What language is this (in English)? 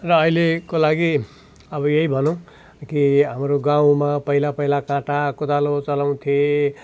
Nepali